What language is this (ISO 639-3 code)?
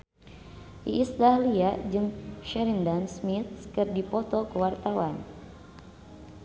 sun